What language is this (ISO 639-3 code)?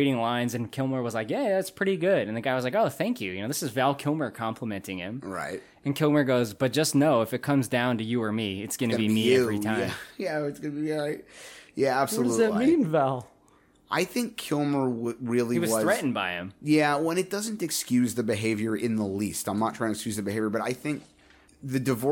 eng